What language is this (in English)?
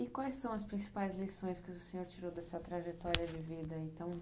Portuguese